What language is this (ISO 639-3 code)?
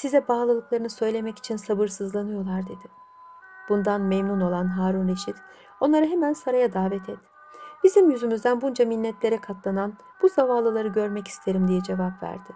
tur